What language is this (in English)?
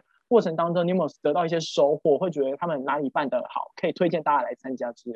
Chinese